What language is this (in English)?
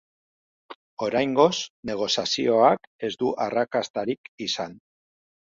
Basque